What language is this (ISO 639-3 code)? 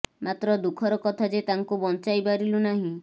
ori